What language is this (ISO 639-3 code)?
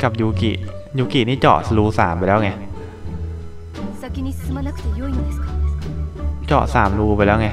tha